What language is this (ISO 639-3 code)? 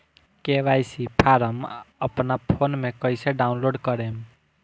bho